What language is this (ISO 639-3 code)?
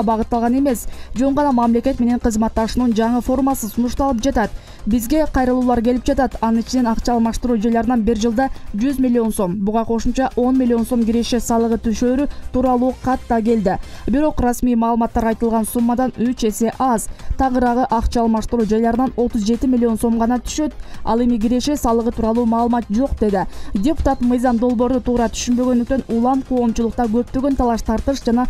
tur